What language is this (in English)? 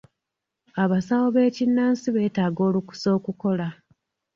Ganda